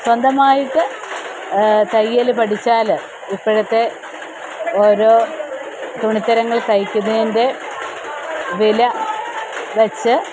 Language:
Malayalam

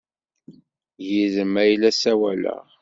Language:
Kabyle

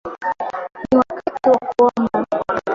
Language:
Swahili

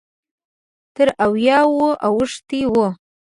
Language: Pashto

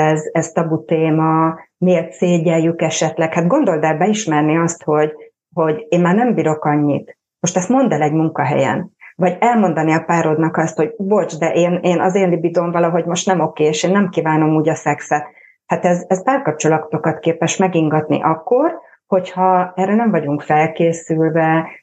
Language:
Hungarian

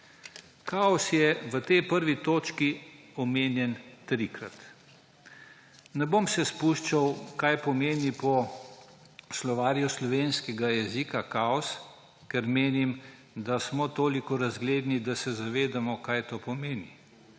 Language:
Slovenian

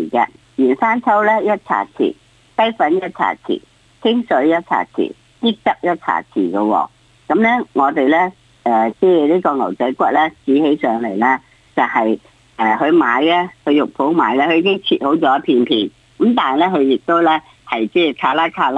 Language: Chinese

